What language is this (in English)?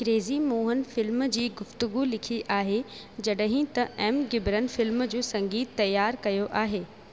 Sindhi